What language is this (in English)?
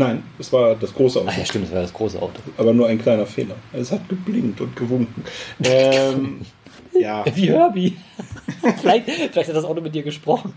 German